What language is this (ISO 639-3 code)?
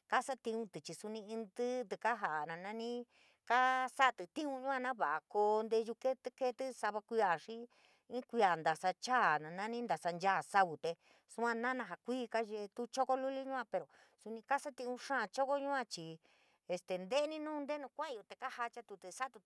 mig